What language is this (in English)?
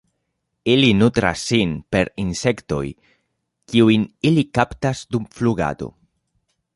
Esperanto